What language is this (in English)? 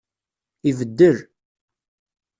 Kabyle